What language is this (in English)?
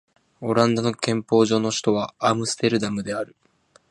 Japanese